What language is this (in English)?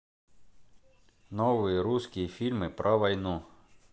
Russian